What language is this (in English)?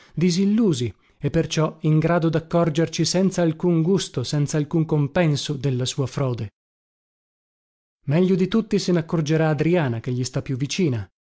Italian